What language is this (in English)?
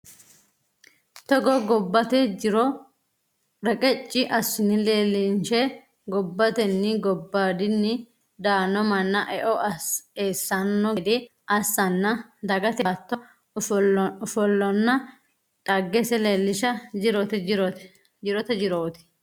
Sidamo